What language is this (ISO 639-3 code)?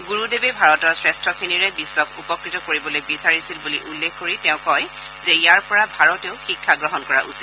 asm